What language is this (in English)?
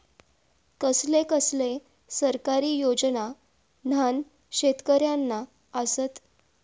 Marathi